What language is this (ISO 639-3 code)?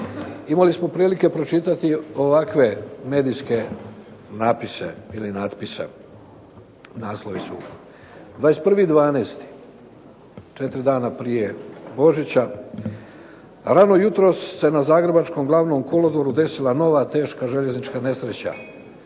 hrv